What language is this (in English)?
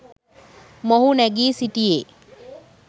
Sinhala